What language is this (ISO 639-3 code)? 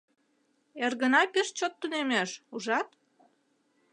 chm